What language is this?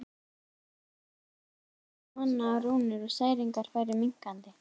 Icelandic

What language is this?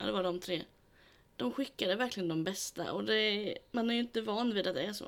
Swedish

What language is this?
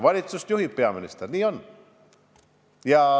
Estonian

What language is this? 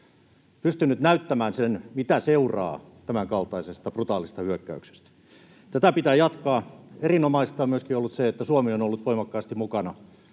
Finnish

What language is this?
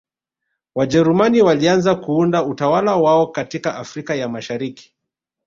Swahili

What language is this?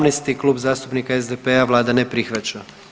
Croatian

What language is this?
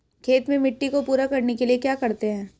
Hindi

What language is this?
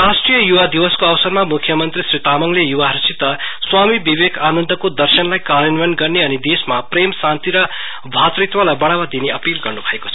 Nepali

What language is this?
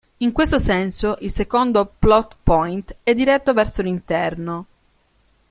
Italian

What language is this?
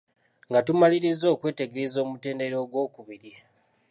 Ganda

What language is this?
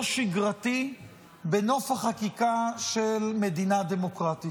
Hebrew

